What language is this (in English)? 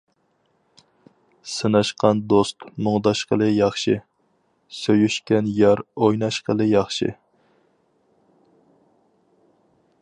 Uyghur